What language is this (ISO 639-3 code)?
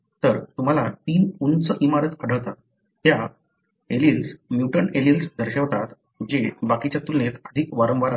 mar